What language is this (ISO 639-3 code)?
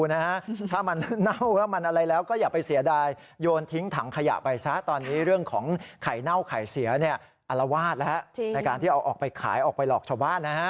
tha